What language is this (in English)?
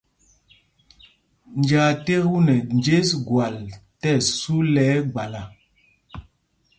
Mpumpong